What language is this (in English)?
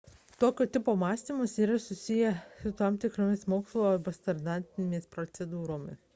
Lithuanian